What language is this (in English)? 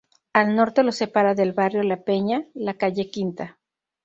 Spanish